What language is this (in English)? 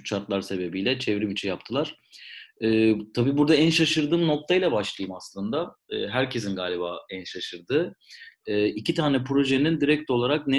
Turkish